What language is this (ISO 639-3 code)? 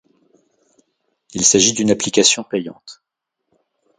fra